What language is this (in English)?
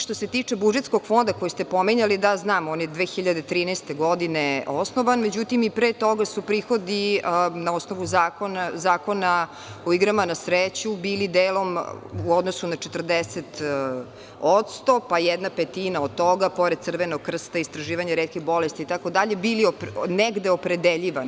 Serbian